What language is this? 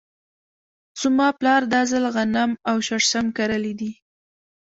Pashto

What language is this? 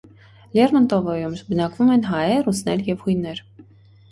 Armenian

